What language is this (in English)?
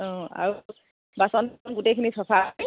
Assamese